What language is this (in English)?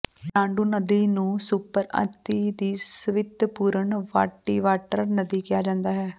Punjabi